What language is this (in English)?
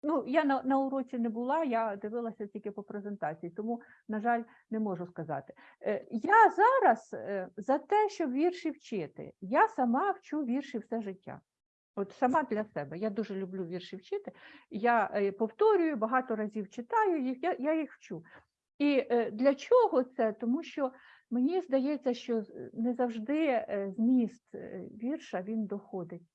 Ukrainian